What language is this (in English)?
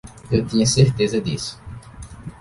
Portuguese